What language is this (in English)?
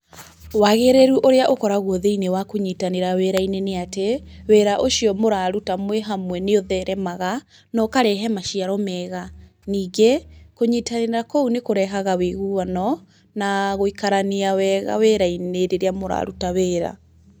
Kikuyu